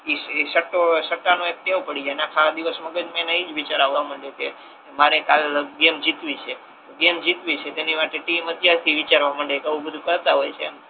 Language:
Gujarati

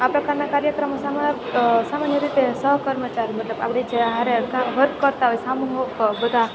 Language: Gujarati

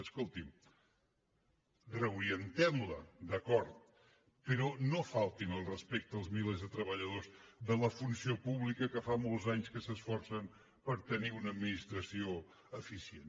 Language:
Catalan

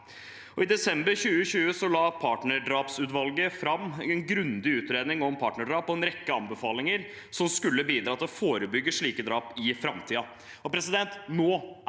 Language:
Norwegian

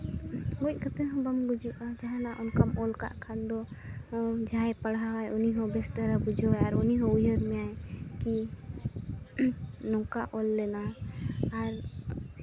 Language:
Santali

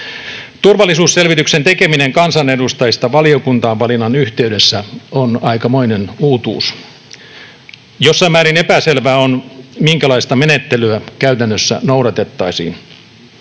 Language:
Finnish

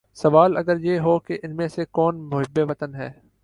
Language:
Urdu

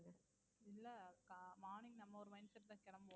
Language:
Tamil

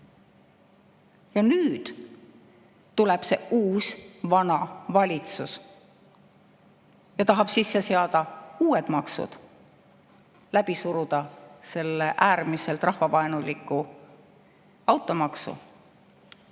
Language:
Estonian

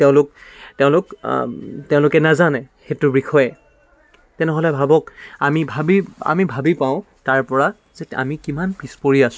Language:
Assamese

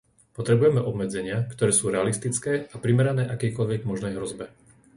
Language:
Slovak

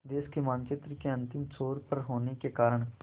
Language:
Hindi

